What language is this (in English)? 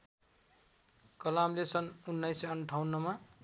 Nepali